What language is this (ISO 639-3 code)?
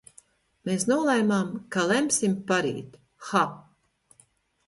lav